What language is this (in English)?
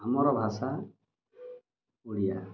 Odia